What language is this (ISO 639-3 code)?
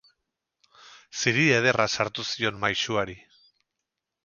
eus